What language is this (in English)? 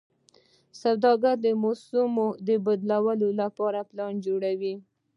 Pashto